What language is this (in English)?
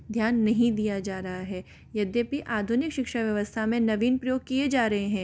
Hindi